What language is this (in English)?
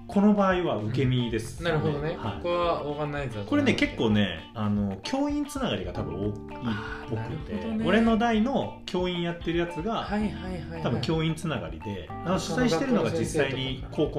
Japanese